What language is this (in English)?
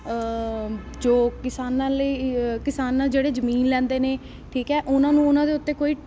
Punjabi